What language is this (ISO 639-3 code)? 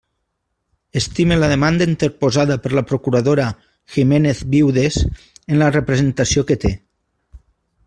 cat